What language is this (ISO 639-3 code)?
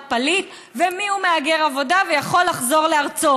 heb